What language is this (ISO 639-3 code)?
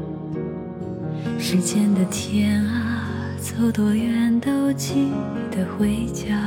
zho